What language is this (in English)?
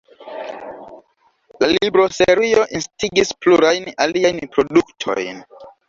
Esperanto